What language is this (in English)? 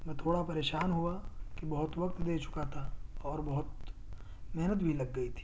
Urdu